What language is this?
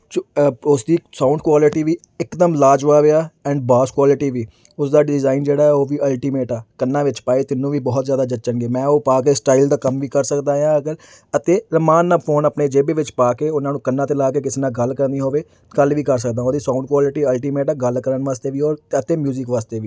Punjabi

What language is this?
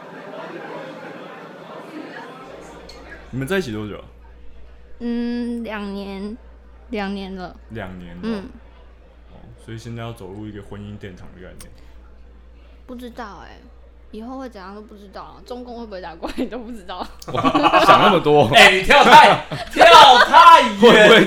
Chinese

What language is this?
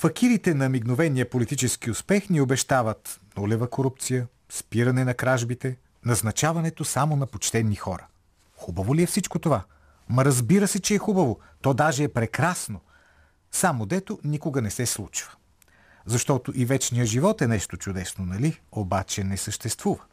Bulgarian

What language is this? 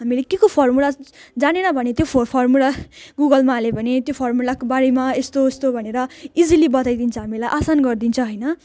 Nepali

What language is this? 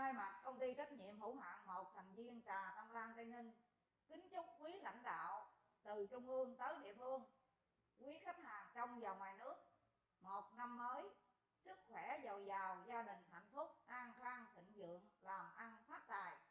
Vietnamese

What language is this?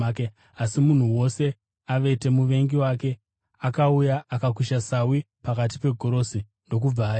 Shona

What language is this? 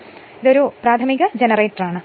Malayalam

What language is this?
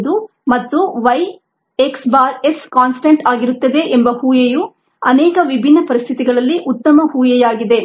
Kannada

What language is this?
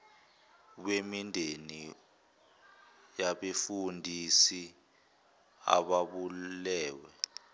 Zulu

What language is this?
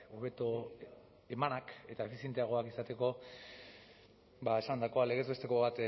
Basque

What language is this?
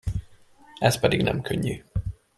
Hungarian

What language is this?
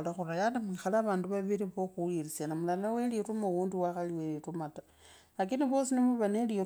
Kabras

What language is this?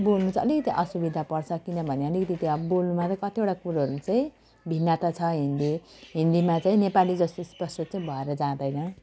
Nepali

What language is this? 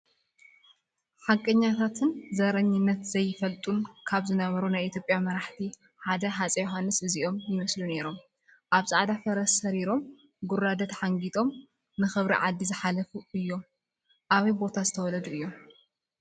Tigrinya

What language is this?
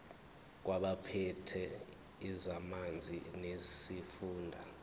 Zulu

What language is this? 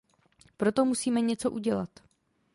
Czech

